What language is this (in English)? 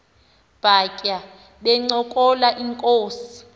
Xhosa